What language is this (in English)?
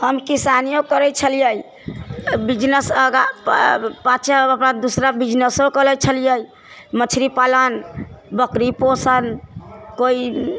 Maithili